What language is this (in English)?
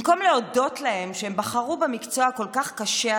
Hebrew